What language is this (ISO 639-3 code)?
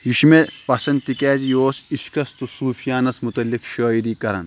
kas